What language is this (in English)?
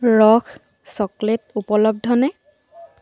Assamese